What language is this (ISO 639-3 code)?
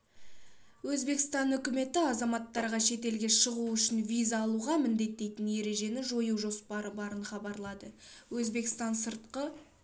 kaz